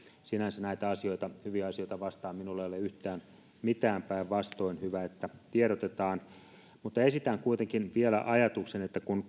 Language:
Finnish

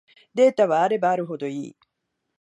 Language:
Japanese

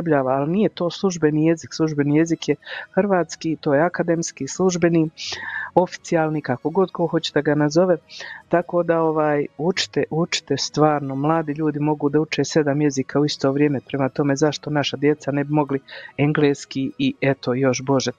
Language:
Croatian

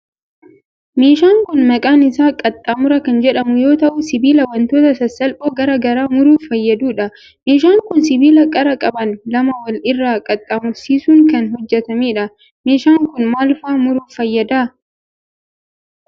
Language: Oromo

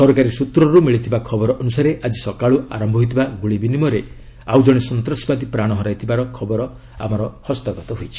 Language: Odia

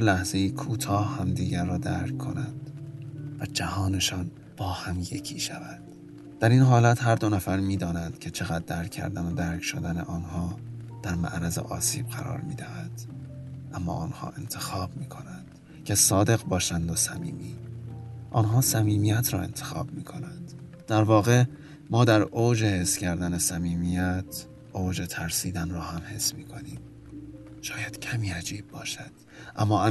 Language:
Persian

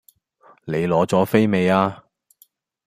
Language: Cantonese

